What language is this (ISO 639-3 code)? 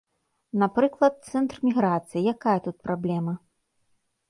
bel